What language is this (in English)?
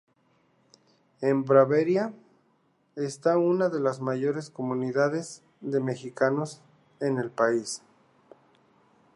Spanish